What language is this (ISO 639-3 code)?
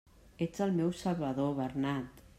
cat